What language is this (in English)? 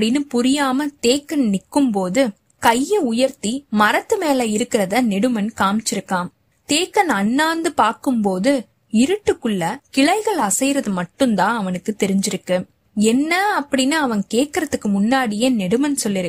Tamil